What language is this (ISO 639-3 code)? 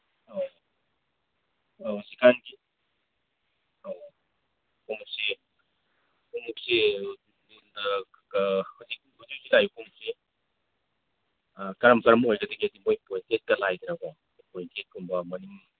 mni